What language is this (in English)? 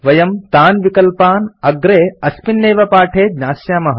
Sanskrit